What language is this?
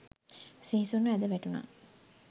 Sinhala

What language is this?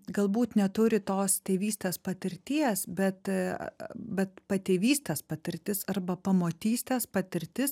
Lithuanian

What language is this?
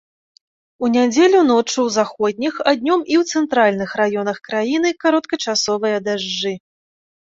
Belarusian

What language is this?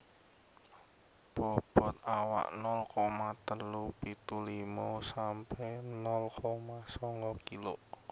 Javanese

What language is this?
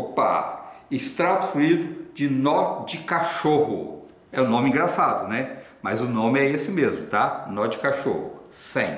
Portuguese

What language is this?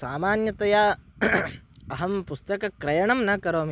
Sanskrit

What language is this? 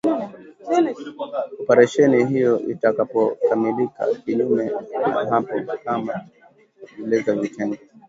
Swahili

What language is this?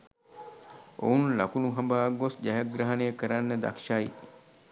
Sinhala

